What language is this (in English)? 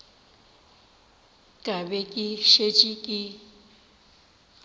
Northern Sotho